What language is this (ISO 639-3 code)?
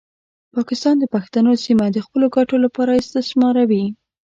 pus